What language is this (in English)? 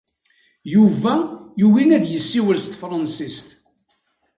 Kabyle